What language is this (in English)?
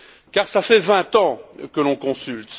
French